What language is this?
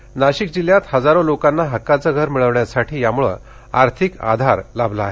Marathi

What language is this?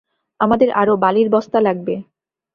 Bangla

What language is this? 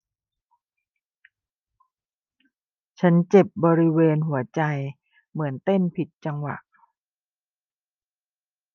Thai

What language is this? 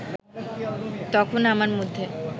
Bangla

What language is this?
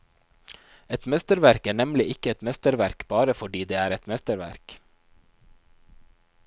Norwegian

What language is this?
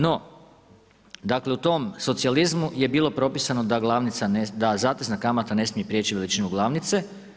Croatian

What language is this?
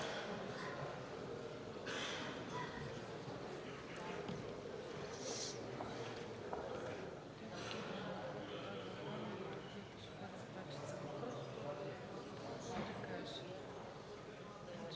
Bulgarian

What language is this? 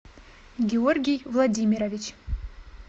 Russian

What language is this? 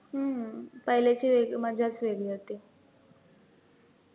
Marathi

